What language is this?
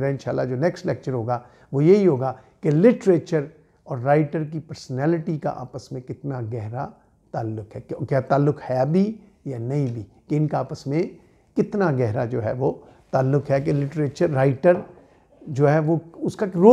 Hindi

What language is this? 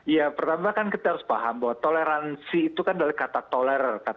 Indonesian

